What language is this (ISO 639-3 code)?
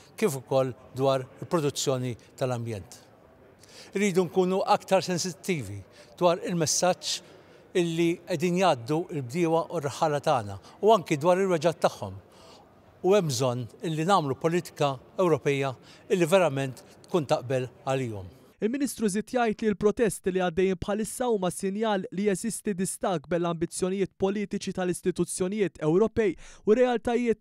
ara